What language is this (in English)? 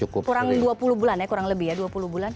Indonesian